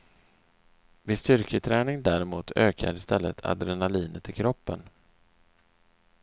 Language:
Swedish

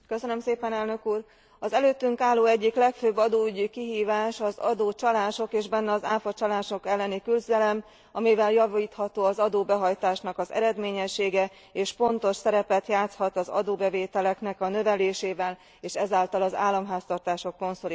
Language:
Hungarian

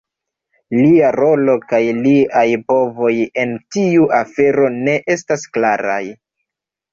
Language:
Esperanto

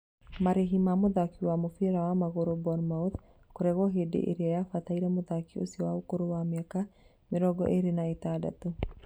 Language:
Kikuyu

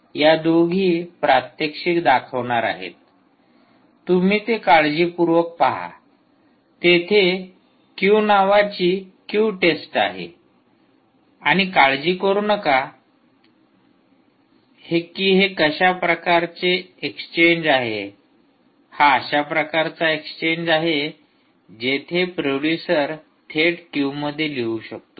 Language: Marathi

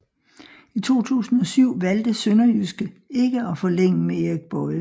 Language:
Danish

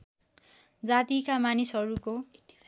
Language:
Nepali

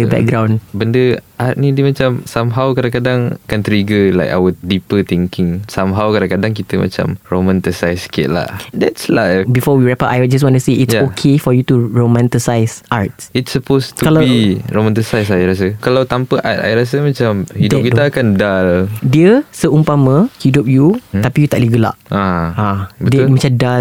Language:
Malay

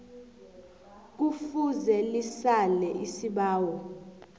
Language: South Ndebele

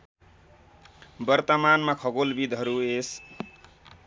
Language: Nepali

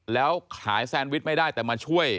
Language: Thai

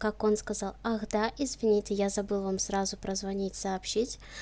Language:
Russian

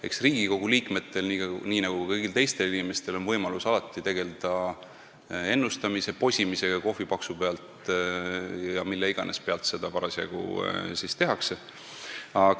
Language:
Estonian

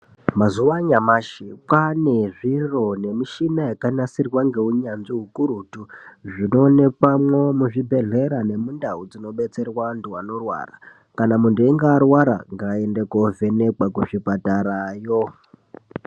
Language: Ndau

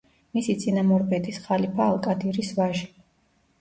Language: Georgian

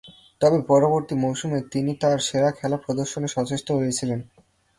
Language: Bangla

